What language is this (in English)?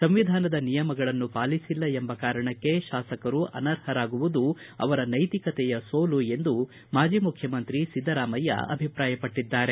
Kannada